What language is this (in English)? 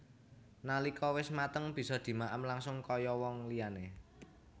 Javanese